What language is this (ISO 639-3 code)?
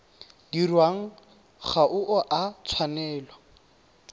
tsn